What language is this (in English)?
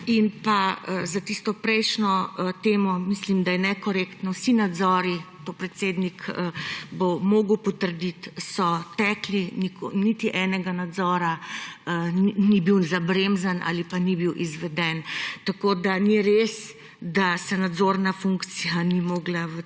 Slovenian